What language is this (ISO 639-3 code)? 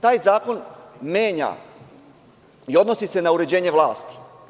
srp